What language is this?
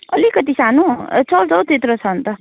Nepali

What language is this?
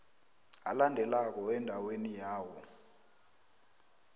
South Ndebele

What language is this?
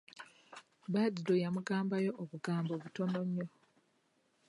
Ganda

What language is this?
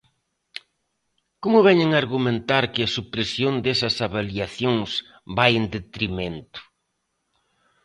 Galician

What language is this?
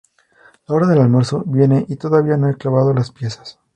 Spanish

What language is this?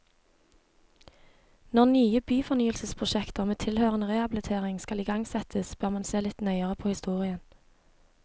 Norwegian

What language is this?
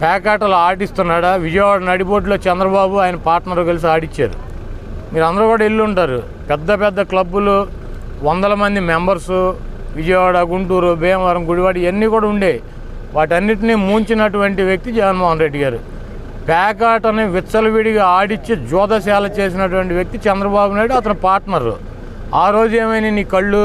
Hindi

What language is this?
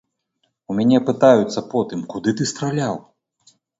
Belarusian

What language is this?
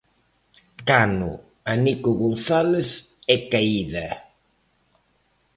Galician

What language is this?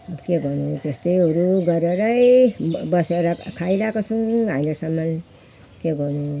Nepali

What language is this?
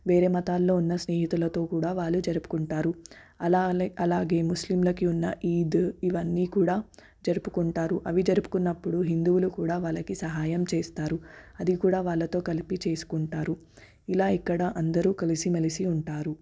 Telugu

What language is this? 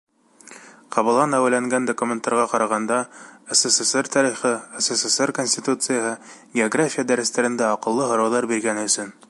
Bashkir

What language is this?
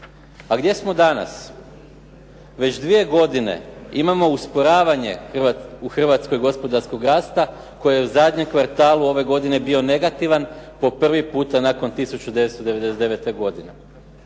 Croatian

